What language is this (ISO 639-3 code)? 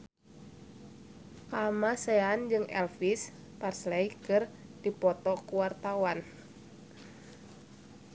sun